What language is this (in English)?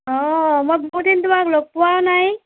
Assamese